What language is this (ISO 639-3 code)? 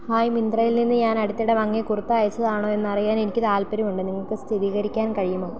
mal